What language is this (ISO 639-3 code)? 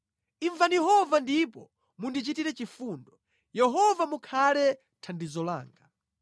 nya